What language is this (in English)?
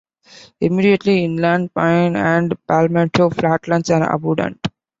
English